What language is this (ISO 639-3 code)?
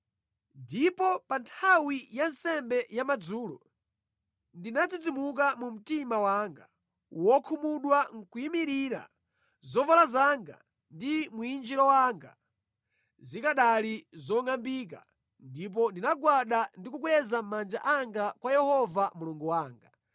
nya